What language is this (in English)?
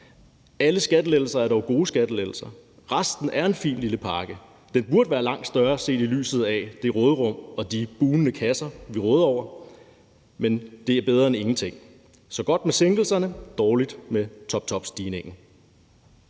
Danish